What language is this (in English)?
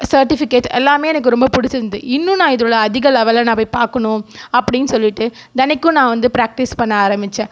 Tamil